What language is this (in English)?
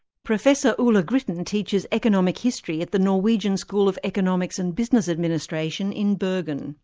English